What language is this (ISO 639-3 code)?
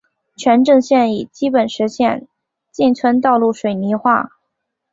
zho